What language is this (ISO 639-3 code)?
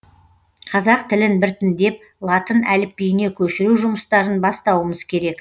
kaz